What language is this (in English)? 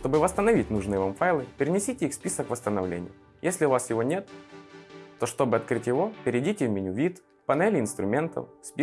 Russian